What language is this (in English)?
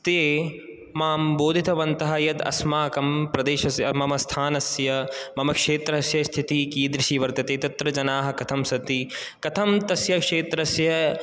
Sanskrit